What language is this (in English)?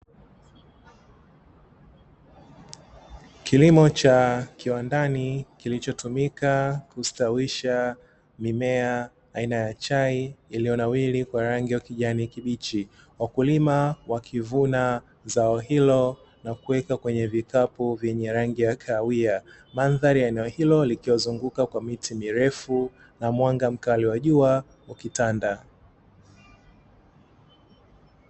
Swahili